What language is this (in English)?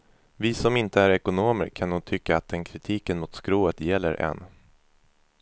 Swedish